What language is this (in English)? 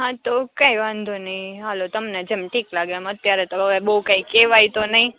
Gujarati